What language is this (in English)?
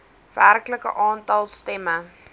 Afrikaans